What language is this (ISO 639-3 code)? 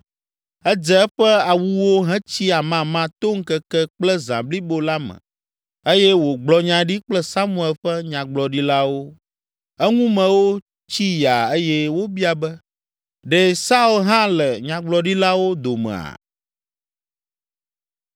ewe